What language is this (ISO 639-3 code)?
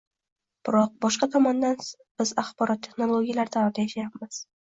uzb